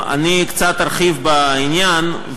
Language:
Hebrew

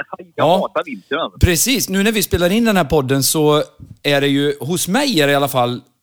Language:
Swedish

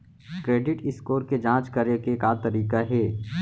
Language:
Chhattisgarhi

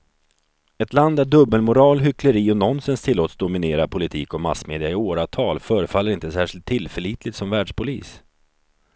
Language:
Swedish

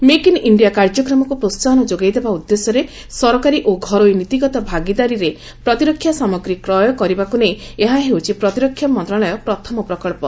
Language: Odia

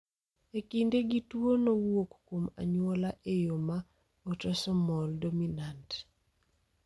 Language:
Luo (Kenya and Tanzania)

